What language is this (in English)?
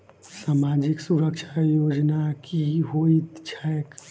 Maithili